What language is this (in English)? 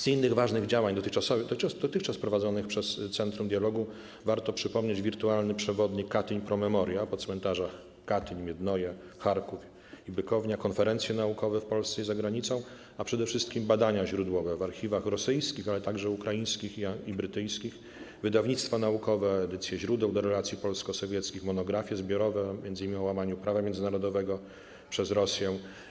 Polish